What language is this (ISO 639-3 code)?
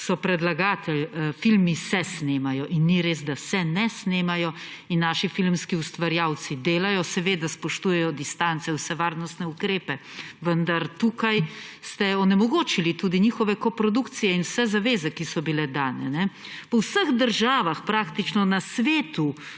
slv